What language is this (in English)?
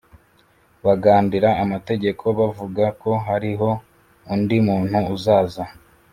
Kinyarwanda